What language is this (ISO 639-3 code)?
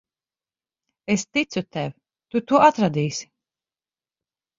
lav